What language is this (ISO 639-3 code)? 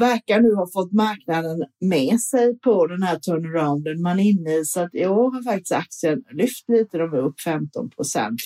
swe